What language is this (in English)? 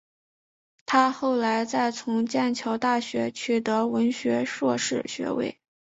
Chinese